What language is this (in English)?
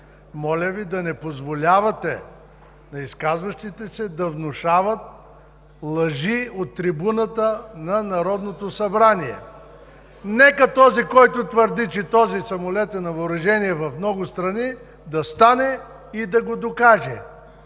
Bulgarian